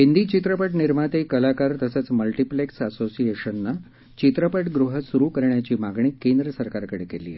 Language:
Marathi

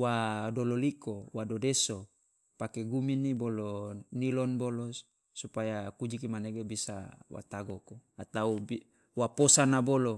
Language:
Loloda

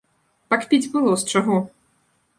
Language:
Belarusian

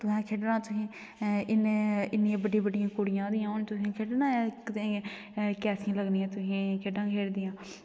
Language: Dogri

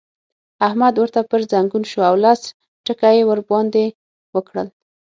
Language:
Pashto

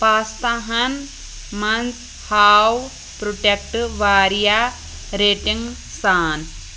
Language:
Kashmiri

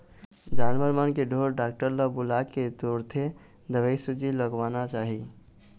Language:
Chhattisgarhi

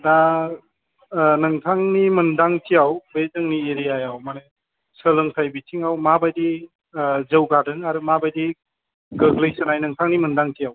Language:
Bodo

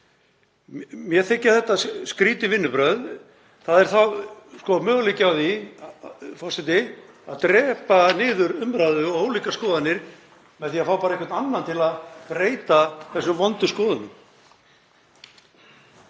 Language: Icelandic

